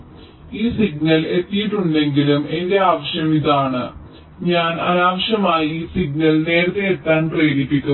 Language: Malayalam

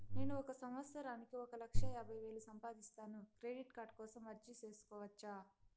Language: Telugu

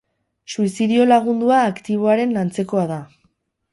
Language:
Basque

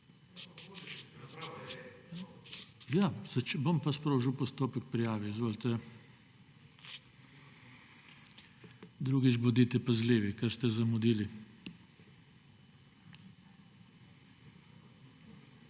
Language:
Slovenian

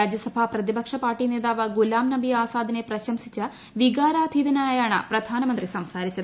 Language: Malayalam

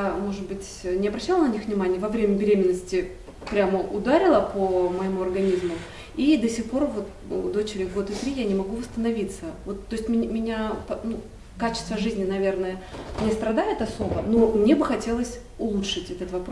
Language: Russian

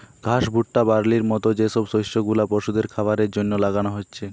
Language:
Bangla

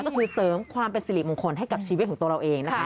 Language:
Thai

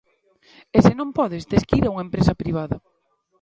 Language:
Galician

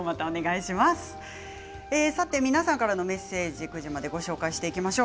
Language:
Japanese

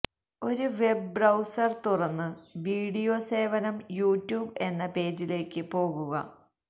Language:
Malayalam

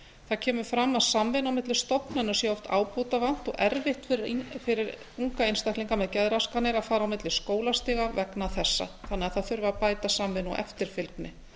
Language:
Icelandic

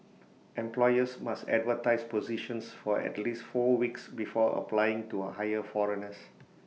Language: English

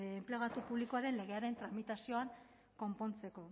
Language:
Basque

